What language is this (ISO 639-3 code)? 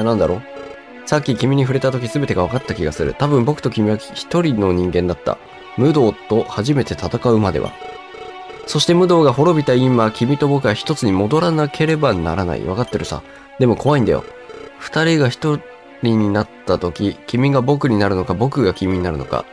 jpn